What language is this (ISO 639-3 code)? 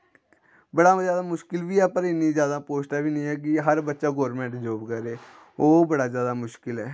doi